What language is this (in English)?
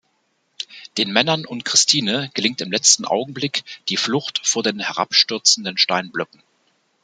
German